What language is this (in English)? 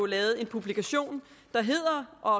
Danish